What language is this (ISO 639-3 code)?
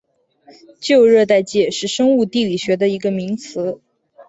zho